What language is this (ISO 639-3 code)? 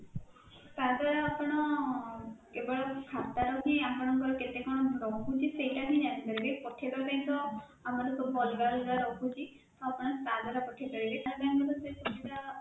ori